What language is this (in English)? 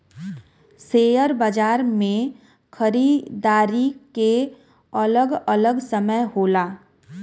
Bhojpuri